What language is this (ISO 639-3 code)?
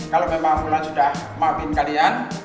ind